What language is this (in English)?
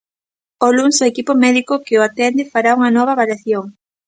Galician